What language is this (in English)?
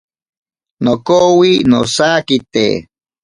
Ashéninka Perené